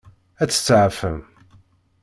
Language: Kabyle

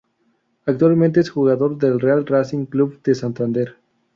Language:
Spanish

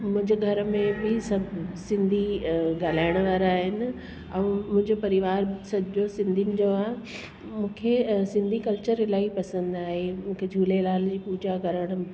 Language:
Sindhi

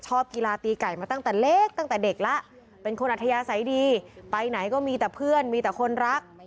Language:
Thai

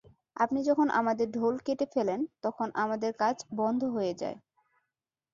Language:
Bangla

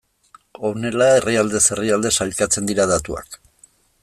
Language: Basque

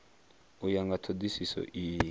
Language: Venda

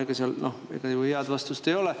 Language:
Estonian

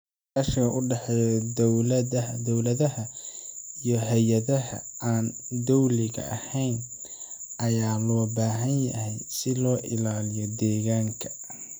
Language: Somali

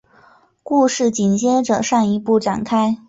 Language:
Chinese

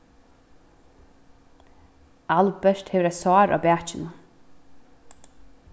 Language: Faroese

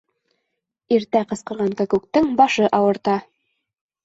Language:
Bashkir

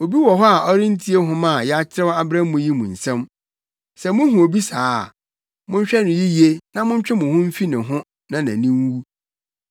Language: Akan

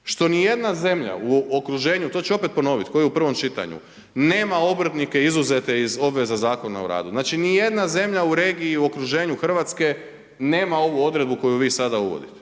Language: Croatian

